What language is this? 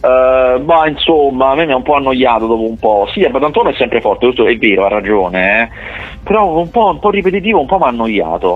Italian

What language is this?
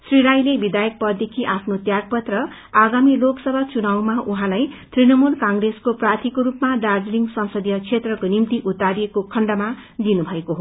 Nepali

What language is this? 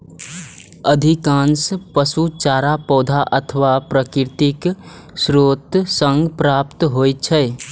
Maithili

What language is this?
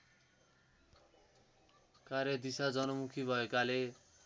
Nepali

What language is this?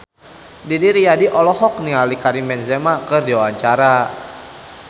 Sundanese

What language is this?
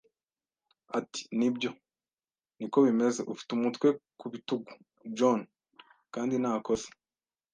Kinyarwanda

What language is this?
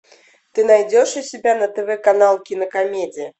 Russian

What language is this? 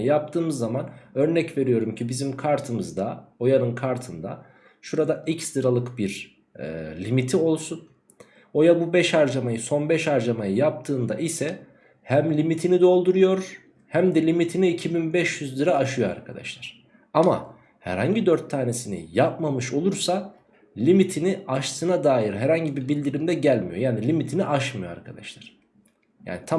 Turkish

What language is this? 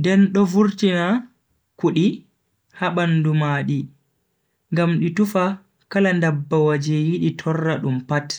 Bagirmi Fulfulde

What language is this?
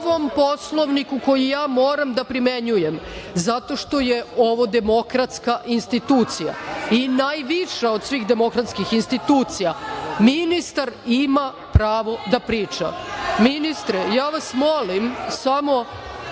Serbian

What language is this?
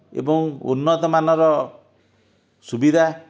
Odia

